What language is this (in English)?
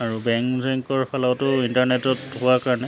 Assamese